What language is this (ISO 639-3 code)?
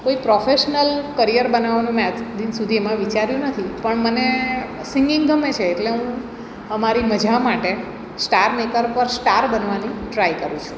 guj